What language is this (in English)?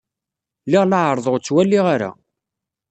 Kabyle